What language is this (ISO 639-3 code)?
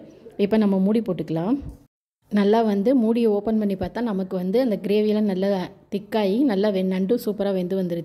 ara